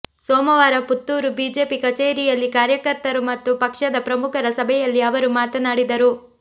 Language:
Kannada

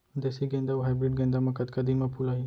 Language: Chhattisgarhi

